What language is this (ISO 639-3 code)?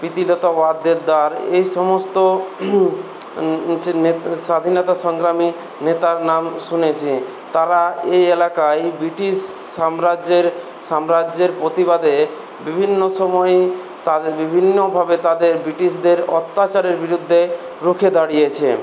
ben